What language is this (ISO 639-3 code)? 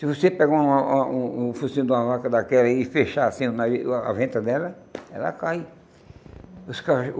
por